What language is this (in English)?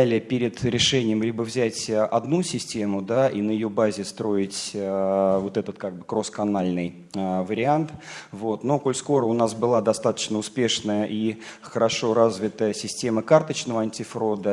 Russian